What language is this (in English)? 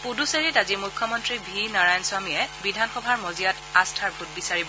Assamese